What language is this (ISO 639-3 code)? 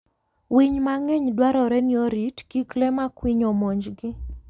luo